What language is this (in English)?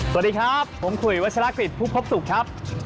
Thai